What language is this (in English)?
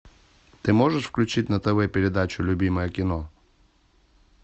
Russian